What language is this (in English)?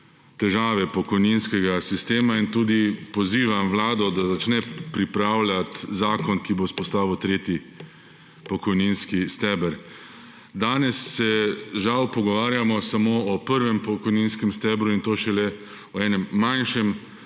Slovenian